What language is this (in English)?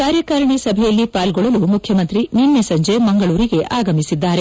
Kannada